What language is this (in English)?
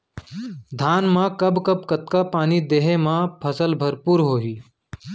Chhattisgarhi